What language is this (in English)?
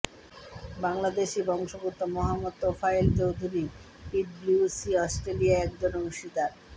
Bangla